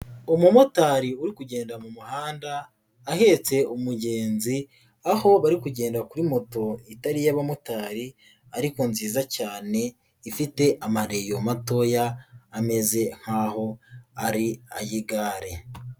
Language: Kinyarwanda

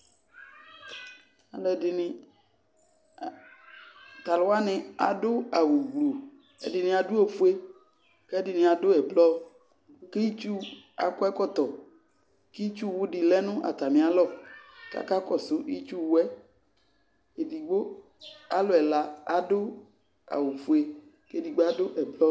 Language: Ikposo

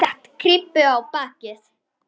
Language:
Icelandic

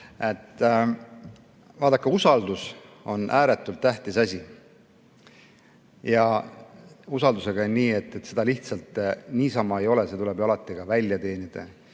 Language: Estonian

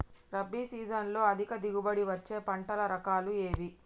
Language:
Telugu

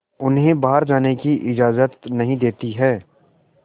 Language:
Hindi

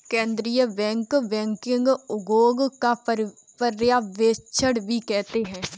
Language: Hindi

